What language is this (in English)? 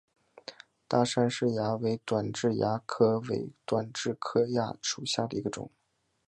Chinese